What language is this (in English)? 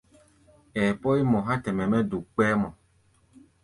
Gbaya